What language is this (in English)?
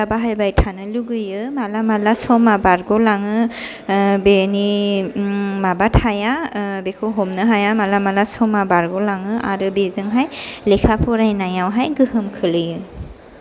Bodo